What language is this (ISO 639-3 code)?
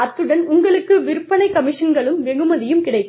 tam